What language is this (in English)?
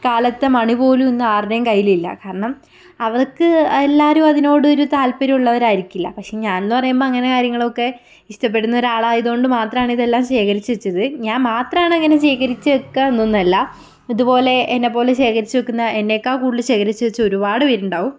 Malayalam